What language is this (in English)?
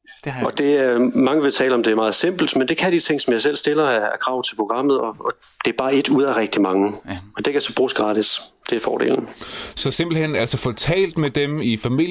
Danish